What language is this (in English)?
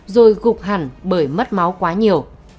Vietnamese